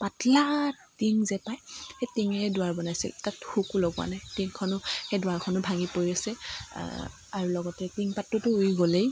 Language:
Assamese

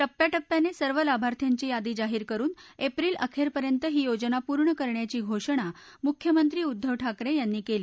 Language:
Marathi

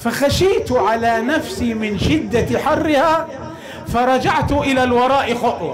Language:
Arabic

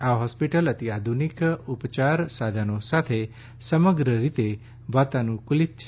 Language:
Gujarati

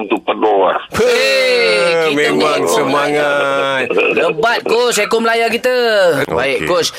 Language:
Malay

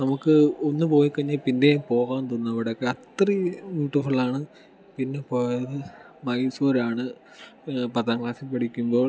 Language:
Malayalam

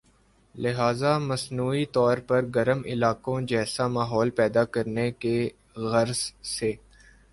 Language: Urdu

